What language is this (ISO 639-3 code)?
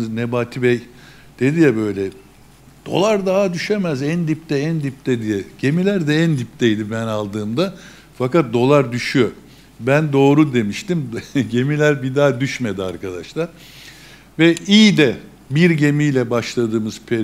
tur